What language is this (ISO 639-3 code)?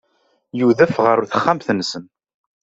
kab